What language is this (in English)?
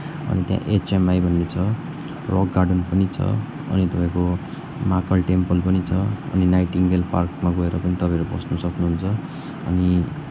Nepali